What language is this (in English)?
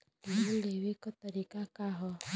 Bhojpuri